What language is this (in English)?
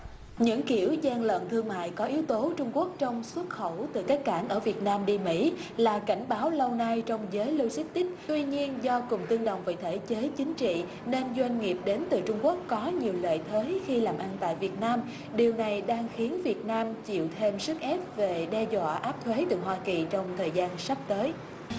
Vietnamese